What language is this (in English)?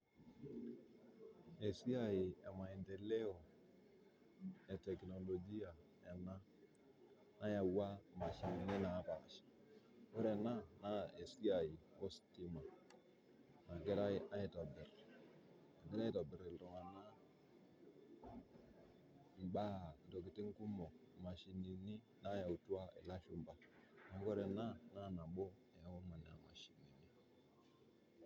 Masai